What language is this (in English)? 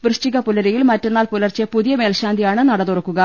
Malayalam